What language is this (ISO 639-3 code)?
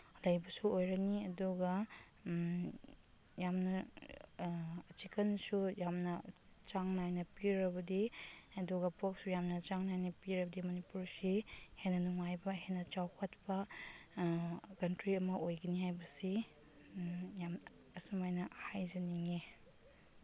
mni